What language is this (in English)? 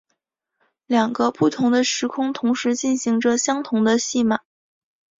Chinese